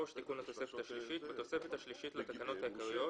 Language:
Hebrew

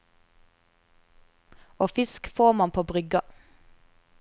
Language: Norwegian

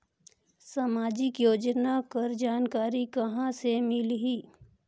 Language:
Chhattisgarhi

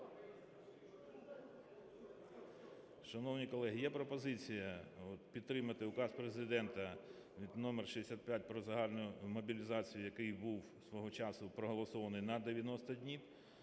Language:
Ukrainian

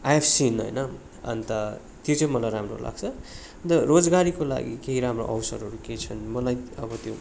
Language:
Nepali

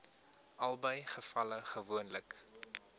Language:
Afrikaans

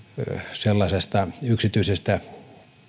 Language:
Finnish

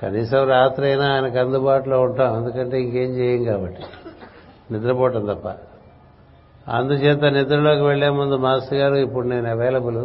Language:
Telugu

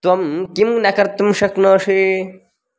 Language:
Sanskrit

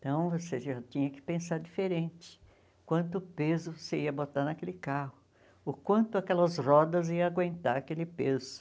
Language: Portuguese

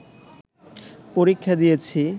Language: Bangla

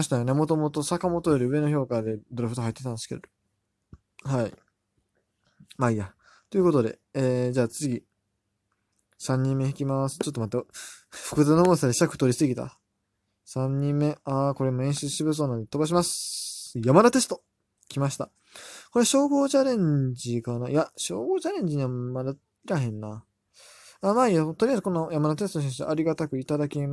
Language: Japanese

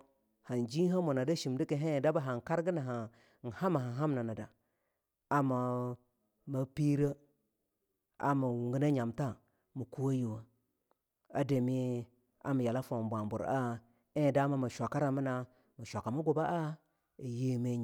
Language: Longuda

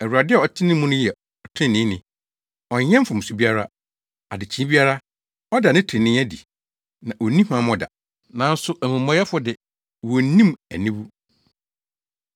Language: Akan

